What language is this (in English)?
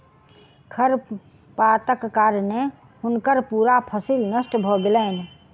Maithili